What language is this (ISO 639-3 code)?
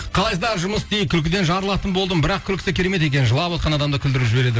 kaz